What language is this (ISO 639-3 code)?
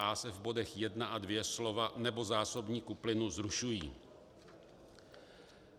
ces